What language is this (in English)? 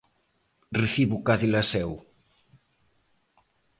Galician